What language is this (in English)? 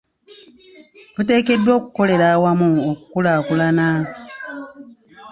Ganda